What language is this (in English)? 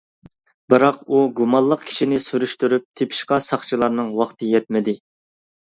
Uyghur